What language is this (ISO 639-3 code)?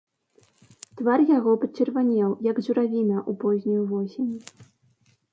bel